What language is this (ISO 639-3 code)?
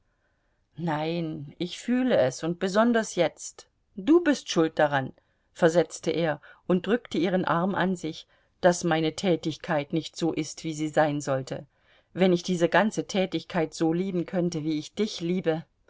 deu